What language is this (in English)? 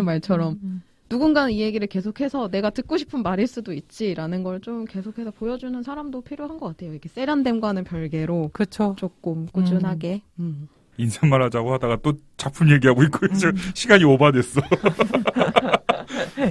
Korean